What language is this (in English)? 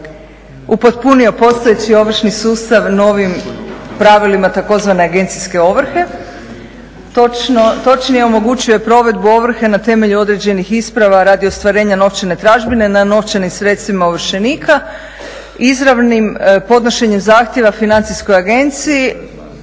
Croatian